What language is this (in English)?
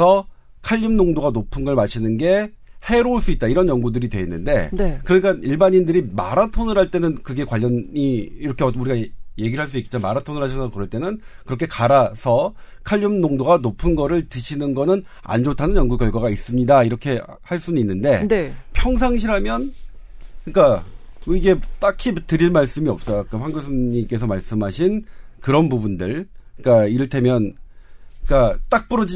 Korean